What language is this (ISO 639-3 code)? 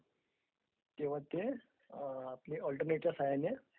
mar